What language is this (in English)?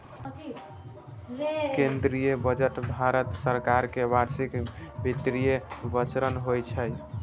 Maithili